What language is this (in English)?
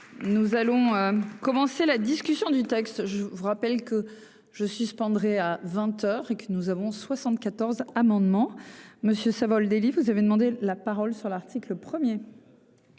French